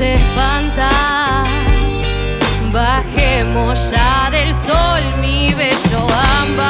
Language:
Spanish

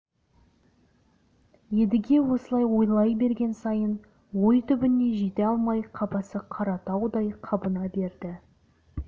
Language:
Kazakh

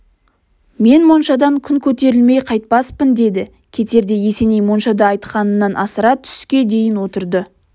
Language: Kazakh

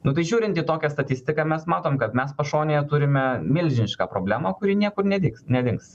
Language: Lithuanian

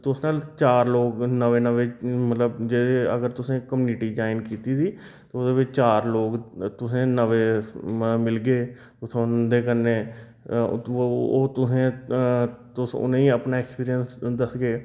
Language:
Dogri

